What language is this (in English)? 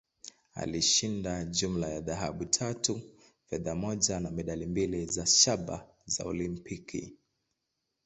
Swahili